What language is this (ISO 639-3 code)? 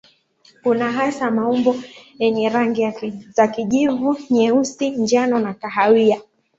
swa